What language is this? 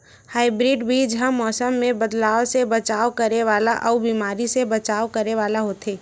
Chhattisgarhi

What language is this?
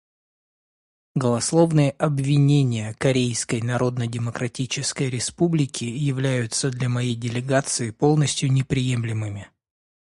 Russian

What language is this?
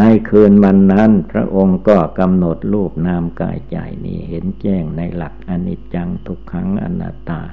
Thai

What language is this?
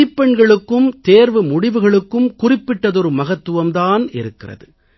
Tamil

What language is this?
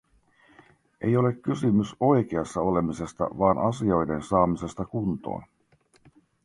Finnish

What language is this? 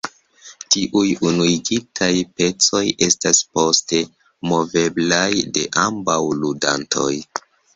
Esperanto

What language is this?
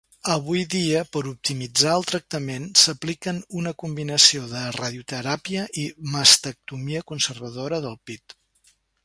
Catalan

